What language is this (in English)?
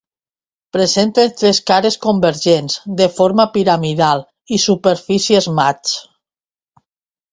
Catalan